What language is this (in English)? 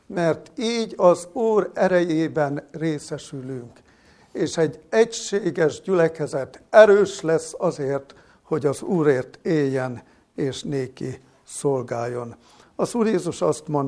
Hungarian